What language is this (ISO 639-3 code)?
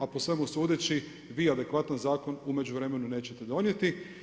hrv